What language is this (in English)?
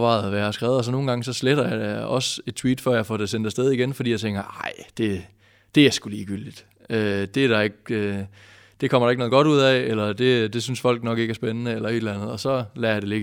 Danish